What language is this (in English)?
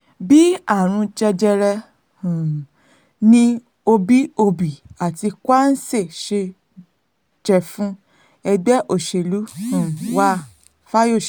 Yoruba